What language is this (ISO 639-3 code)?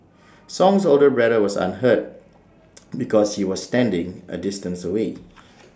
eng